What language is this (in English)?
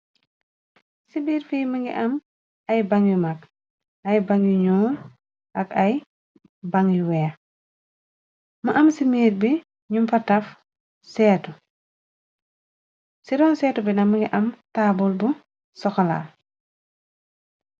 Wolof